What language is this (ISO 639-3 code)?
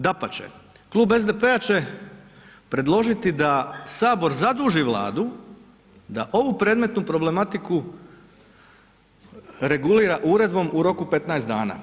hrv